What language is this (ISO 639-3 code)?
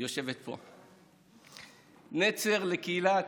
heb